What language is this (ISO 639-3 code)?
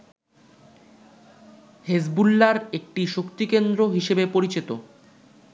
ben